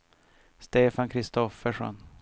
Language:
Swedish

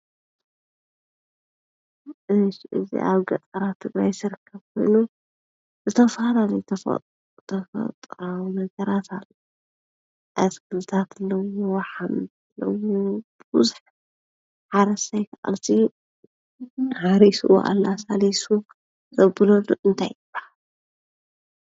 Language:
Tigrinya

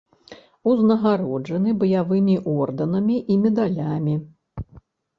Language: Belarusian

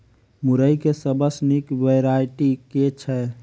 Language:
Maithili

